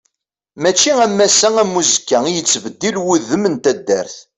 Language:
Kabyle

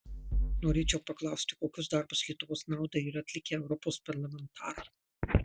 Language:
Lithuanian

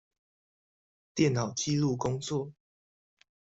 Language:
Chinese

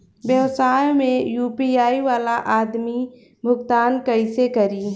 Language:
Bhojpuri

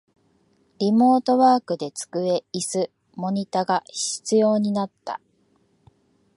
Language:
Japanese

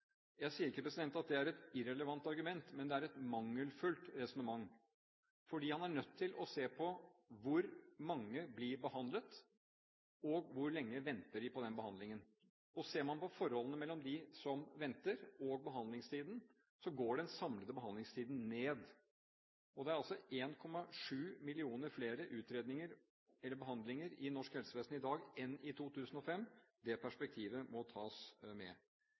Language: Norwegian Bokmål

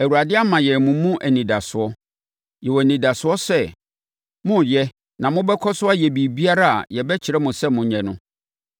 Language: Akan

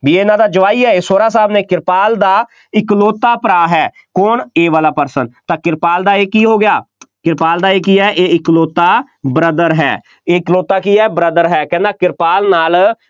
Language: Punjabi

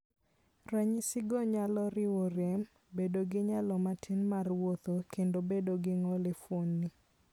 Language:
Luo (Kenya and Tanzania)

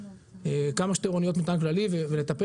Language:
Hebrew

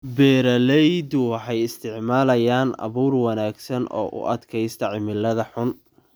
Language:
Somali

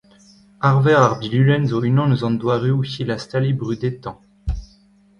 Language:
Breton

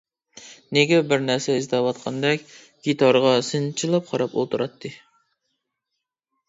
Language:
Uyghur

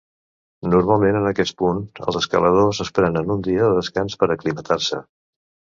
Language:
Catalan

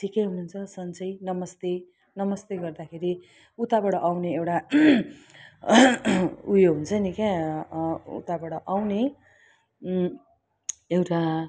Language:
Nepali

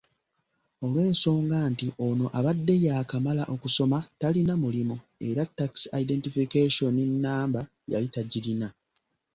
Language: Ganda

